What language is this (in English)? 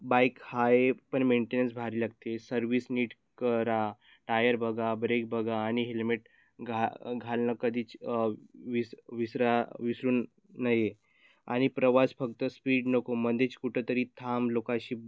Marathi